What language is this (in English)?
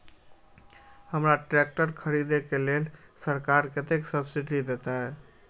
Maithili